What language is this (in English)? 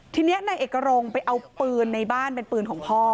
Thai